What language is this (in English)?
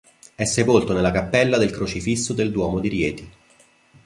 Italian